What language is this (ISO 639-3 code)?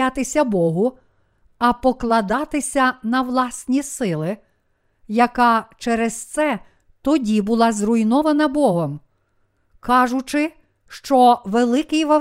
ukr